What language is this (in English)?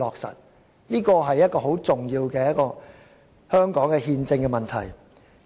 Cantonese